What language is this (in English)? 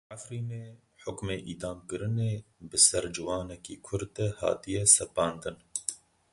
Kurdish